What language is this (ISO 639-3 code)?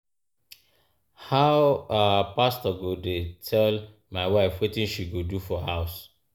pcm